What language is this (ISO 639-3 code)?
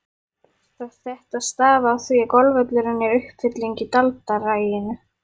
isl